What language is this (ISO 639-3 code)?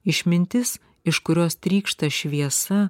lit